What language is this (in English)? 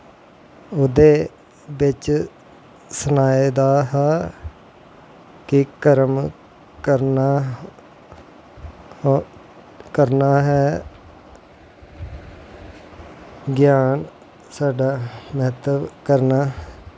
Dogri